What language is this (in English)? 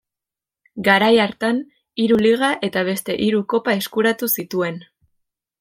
Basque